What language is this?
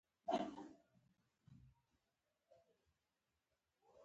Pashto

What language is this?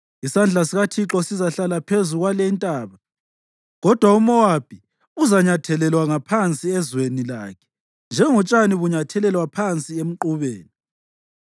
North Ndebele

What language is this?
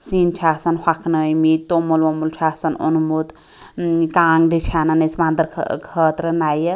Kashmiri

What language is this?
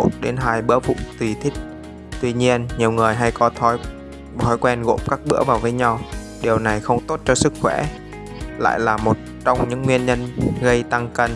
Vietnamese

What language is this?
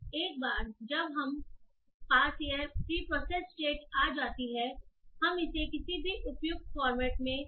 Hindi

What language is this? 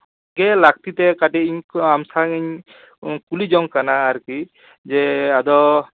Santali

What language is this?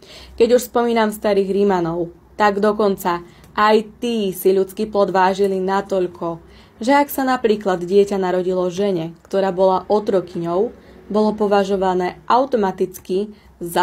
Slovak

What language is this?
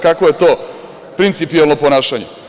Serbian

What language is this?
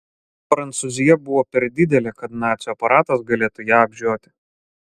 Lithuanian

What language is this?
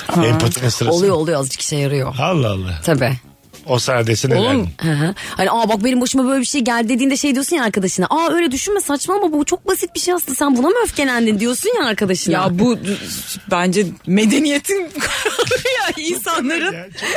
Turkish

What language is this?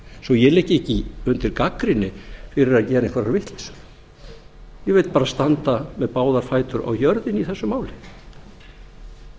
Icelandic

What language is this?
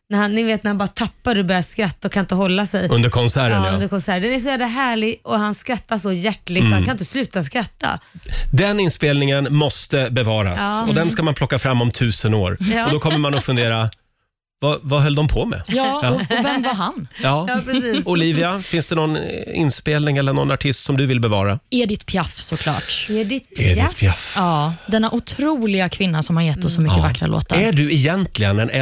Swedish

